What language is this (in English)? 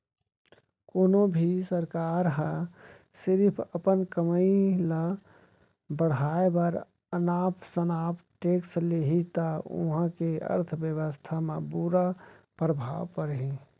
Chhattisgarhi